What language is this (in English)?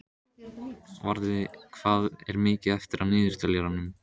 Icelandic